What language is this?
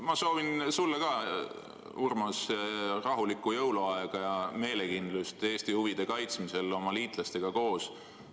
Estonian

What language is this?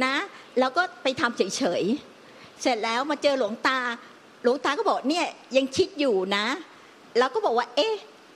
Thai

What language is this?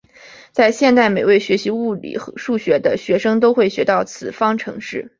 Chinese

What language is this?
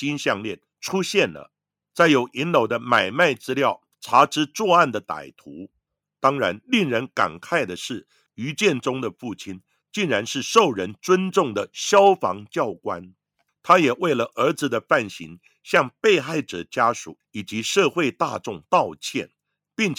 Chinese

